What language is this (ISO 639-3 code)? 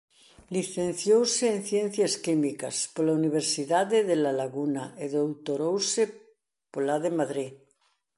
glg